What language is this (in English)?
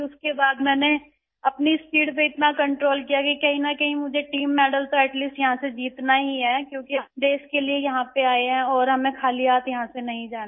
Urdu